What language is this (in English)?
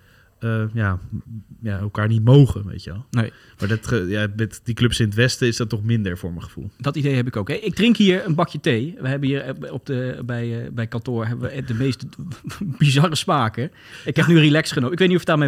Dutch